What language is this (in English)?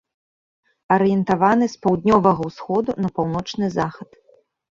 Belarusian